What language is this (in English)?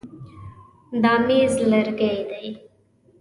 Pashto